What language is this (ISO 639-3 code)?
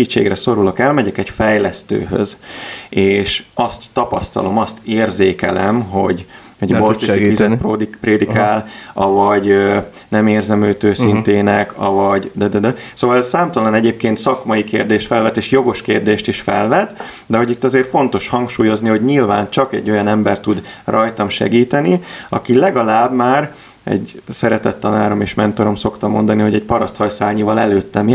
hun